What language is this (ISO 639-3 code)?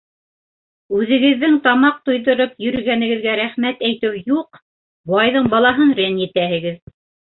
bak